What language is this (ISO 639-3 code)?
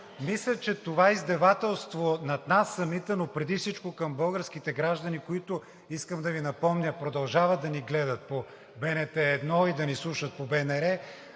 bul